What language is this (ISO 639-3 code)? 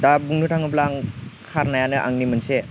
brx